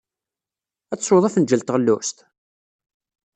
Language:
Kabyle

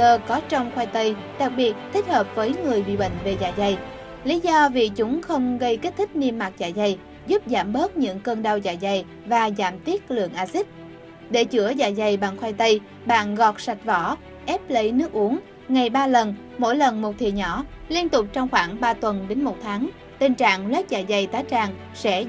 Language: Vietnamese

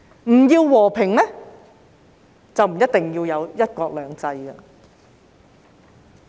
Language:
Cantonese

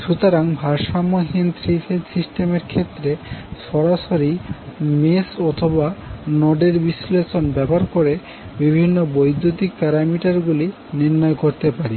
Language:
Bangla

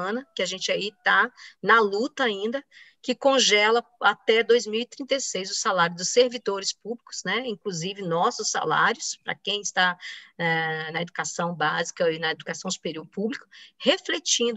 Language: Portuguese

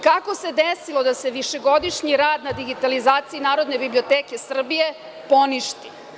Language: Serbian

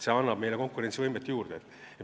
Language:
Estonian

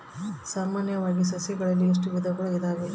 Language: Kannada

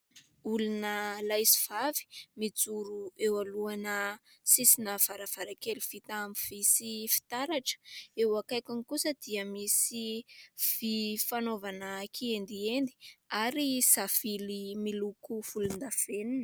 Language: Malagasy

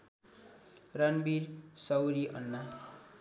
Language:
Nepali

